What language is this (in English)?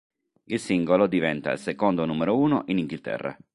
Italian